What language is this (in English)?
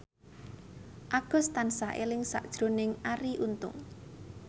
Javanese